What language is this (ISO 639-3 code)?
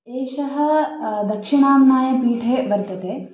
san